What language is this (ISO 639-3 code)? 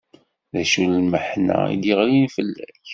kab